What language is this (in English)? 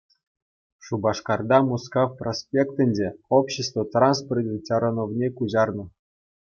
Chuvash